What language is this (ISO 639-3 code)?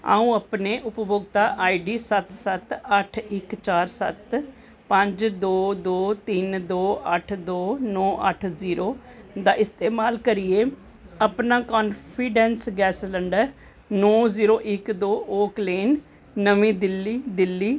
doi